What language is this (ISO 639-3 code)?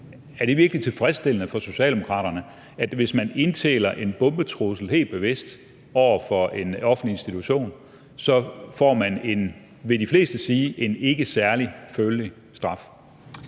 dan